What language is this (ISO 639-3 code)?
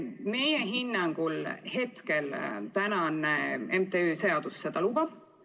est